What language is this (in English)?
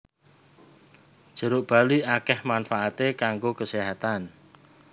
Javanese